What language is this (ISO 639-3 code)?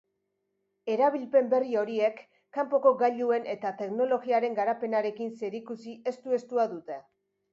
eus